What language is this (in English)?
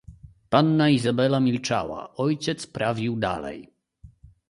Polish